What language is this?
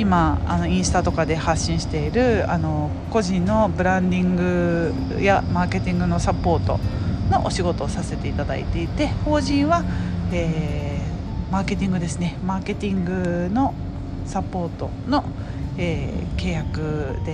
Japanese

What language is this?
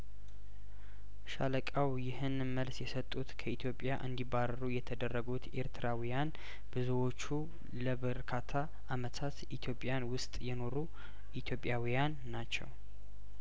Amharic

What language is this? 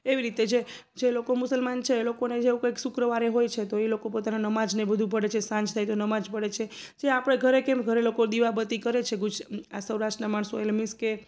Gujarati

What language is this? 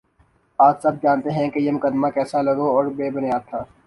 Urdu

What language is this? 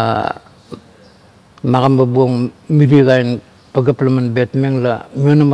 Kuot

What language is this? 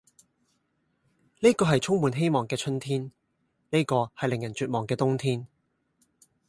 Cantonese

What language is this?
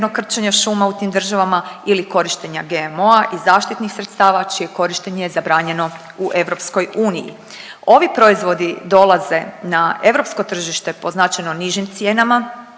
Croatian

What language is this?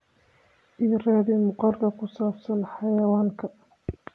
Somali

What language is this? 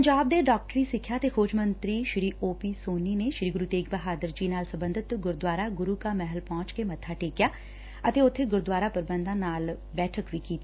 Punjabi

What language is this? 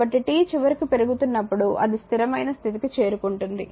Telugu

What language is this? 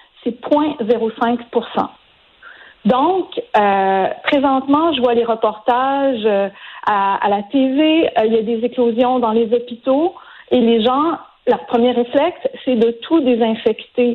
French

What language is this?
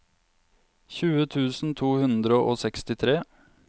Norwegian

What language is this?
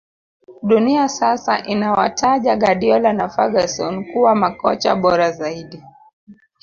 Swahili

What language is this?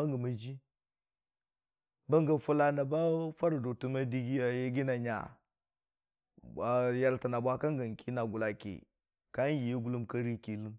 Dijim-Bwilim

